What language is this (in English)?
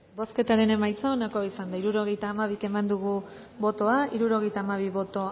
Basque